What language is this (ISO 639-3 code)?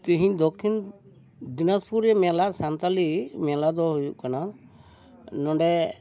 sat